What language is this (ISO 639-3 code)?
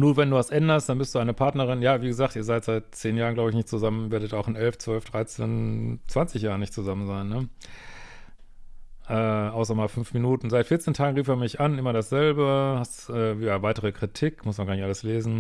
deu